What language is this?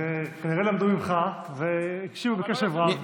Hebrew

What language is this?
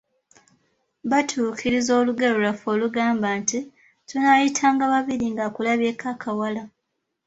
Ganda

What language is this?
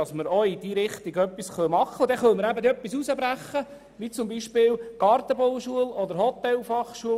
Swiss German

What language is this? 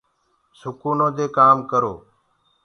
Gurgula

